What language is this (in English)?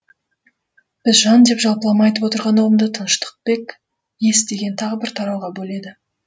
Kazakh